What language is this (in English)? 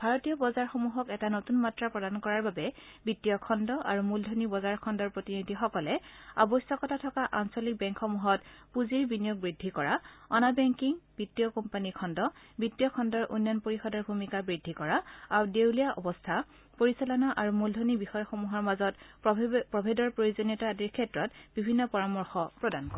Assamese